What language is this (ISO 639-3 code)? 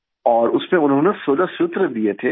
hin